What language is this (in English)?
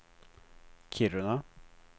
Swedish